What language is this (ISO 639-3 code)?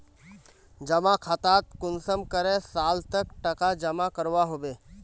mag